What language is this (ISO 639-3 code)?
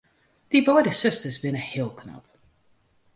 fry